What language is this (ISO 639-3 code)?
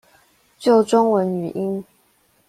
zho